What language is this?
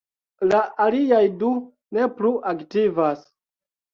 Esperanto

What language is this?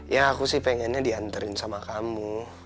Indonesian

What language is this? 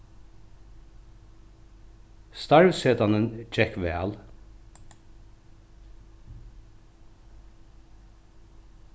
Faroese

